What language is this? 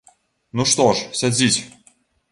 Belarusian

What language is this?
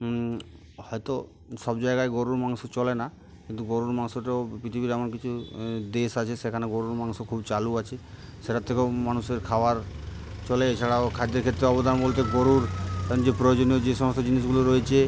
Bangla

